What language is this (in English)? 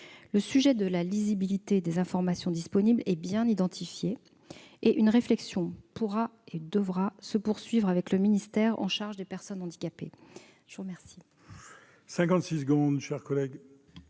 French